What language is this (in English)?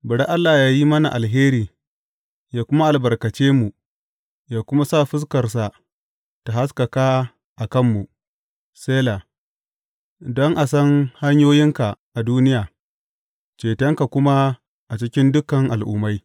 Hausa